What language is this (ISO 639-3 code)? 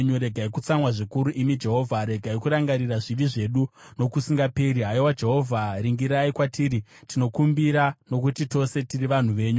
sna